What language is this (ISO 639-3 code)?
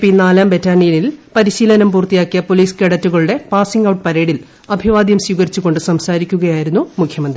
mal